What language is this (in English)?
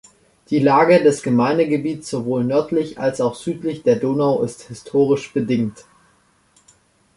German